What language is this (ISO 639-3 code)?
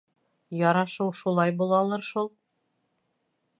bak